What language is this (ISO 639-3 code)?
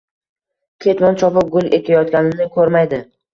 uzb